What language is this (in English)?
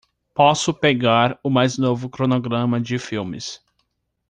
Portuguese